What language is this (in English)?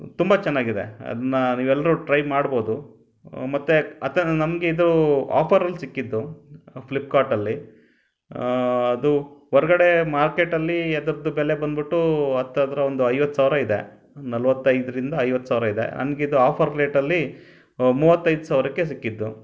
Kannada